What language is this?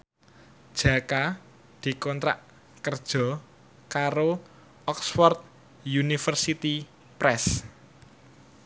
Javanese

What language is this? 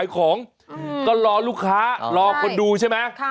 Thai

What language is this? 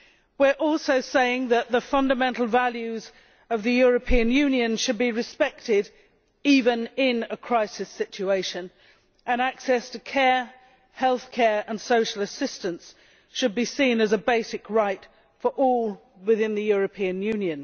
English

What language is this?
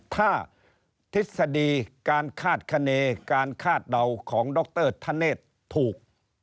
Thai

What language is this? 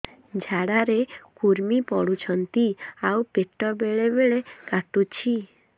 Odia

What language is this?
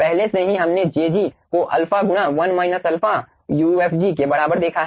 Hindi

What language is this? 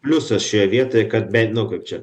Lithuanian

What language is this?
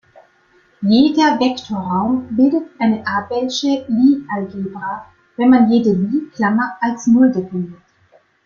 German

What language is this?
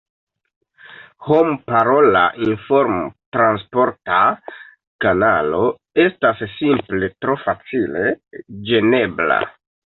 Esperanto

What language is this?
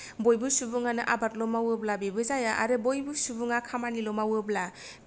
Bodo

